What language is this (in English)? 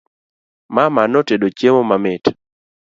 Luo (Kenya and Tanzania)